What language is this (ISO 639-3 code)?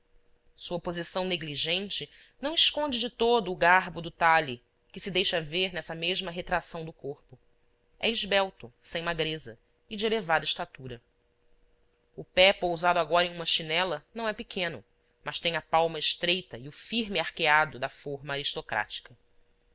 por